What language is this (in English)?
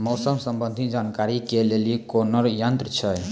Maithili